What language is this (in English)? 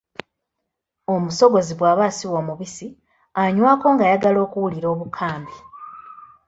Ganda